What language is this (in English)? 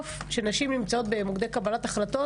Hebrew